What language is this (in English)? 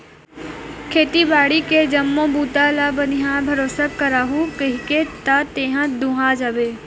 Chhattisgarhi